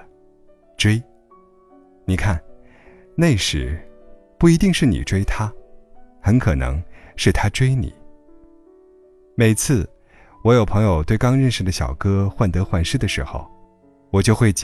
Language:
Chinese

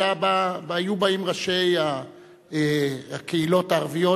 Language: Hebrew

